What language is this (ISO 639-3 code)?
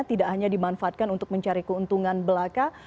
ind